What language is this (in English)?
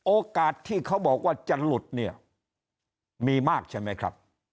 Thai